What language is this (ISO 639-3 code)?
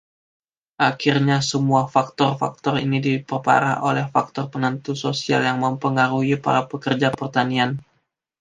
ind